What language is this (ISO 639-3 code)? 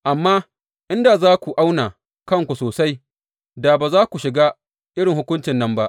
hau